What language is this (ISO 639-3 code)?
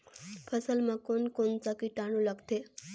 hne